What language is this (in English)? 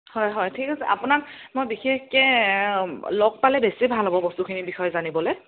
Assamese